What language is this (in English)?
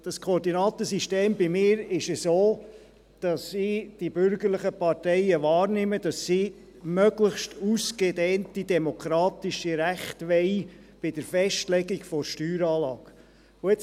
Swiss German